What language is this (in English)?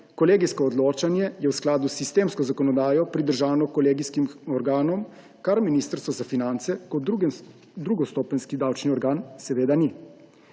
Slovenian